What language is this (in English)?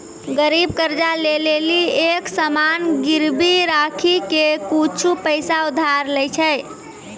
Maithili